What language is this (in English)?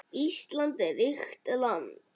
Icelandic